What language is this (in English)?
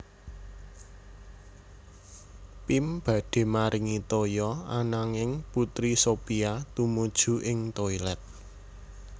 Javanese